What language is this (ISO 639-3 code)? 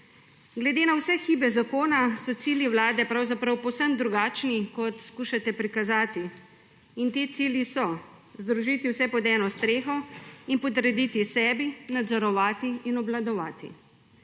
slv